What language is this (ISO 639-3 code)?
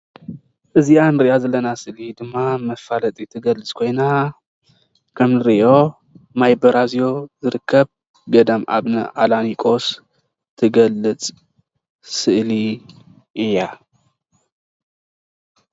tir